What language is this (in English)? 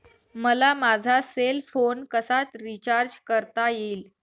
Marathi